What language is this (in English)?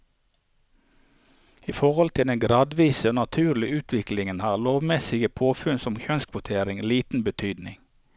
Norwegian